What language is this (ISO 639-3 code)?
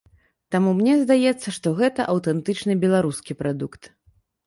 bel